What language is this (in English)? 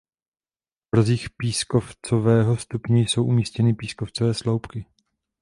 Czech